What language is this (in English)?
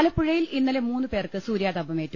Malayalam